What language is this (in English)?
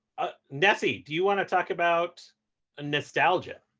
English